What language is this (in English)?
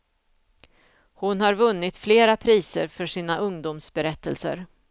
Swedish